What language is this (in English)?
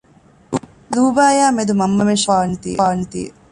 Divehi